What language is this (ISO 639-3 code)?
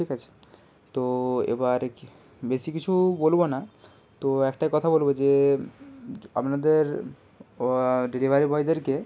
ben